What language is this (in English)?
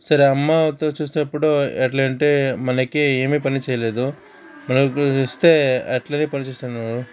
Telugu